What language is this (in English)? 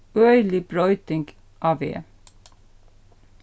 Faroese